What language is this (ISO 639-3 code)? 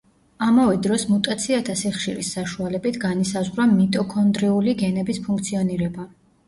kat